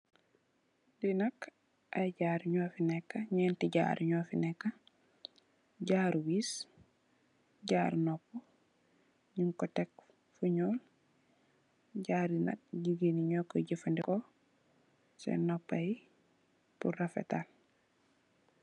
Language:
Wolof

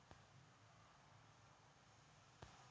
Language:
Telugu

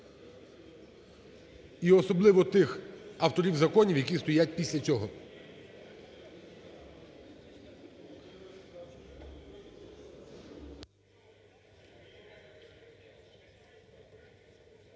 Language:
Ukrainian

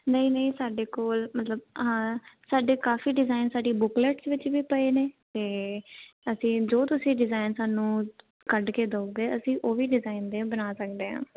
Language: Punjabi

